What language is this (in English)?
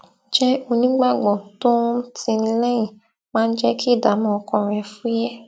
Yoruba